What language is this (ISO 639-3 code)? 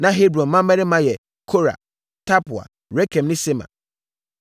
aka